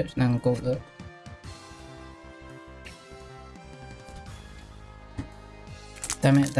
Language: English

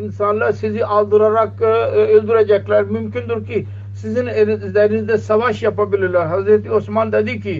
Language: Turkish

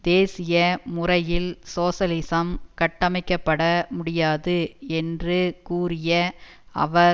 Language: Tamil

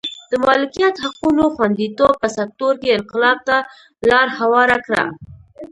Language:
Pashto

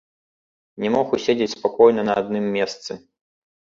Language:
Belarusian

